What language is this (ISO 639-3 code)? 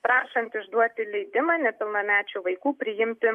lit